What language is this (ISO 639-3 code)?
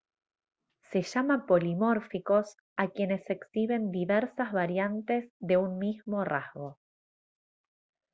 spa